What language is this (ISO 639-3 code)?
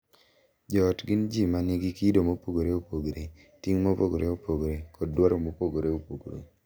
luo